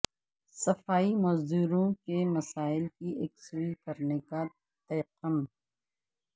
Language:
Urdu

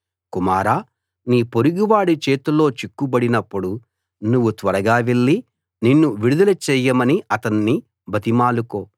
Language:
Telugu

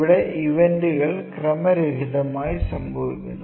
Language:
Malayalam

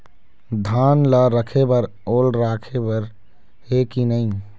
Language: Chhattisgarhi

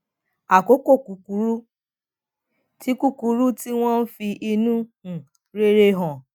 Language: Yoruba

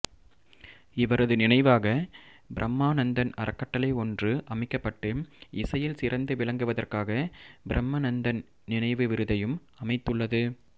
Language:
Tamil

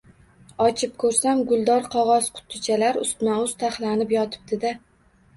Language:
Uzbek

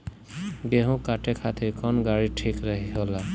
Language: Bhojpuri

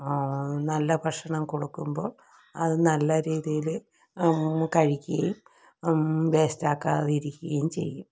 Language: Malayalam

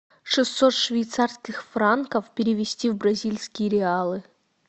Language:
Russian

